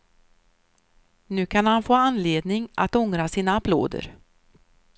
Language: Swedish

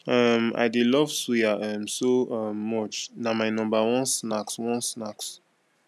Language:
Nigerian Pidgin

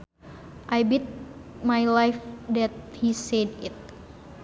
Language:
Sundanese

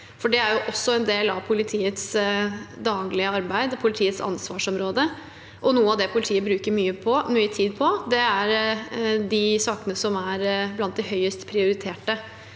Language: Norwegian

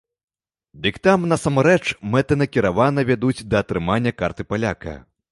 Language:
Belarusian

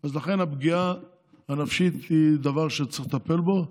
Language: Hebrew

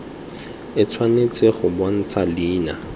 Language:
Tswana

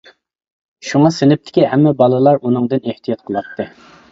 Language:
Uyghur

